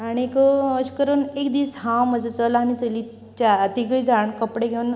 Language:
Konkani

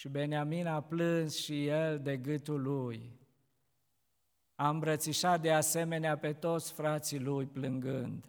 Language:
Romanian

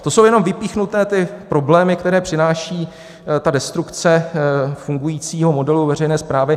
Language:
Czech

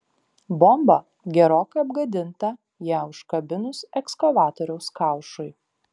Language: Lithuanian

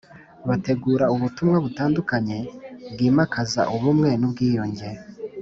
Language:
Kinyarwanda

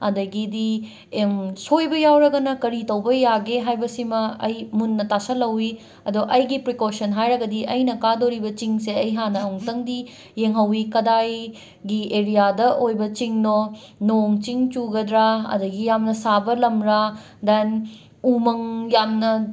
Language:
Manipuri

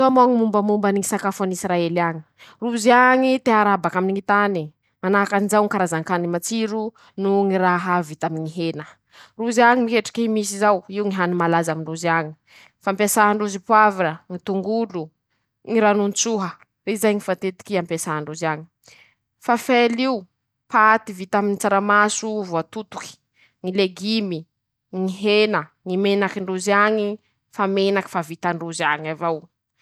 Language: Masikoro Malagasy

